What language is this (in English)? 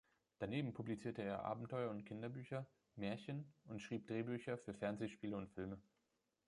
German